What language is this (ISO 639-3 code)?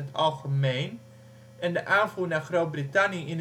nld